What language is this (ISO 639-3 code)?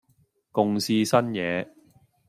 yue